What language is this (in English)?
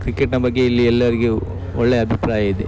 Kannada